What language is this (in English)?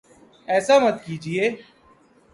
Urdu